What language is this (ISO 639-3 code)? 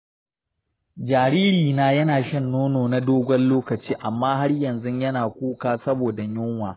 hau